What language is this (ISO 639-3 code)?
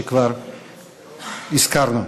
heb